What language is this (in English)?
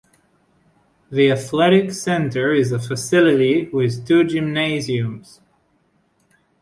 English